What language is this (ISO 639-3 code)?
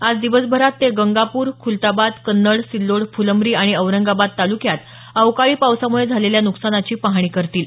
mar